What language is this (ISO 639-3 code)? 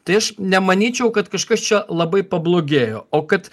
lit